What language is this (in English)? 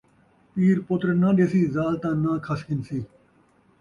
Saraiki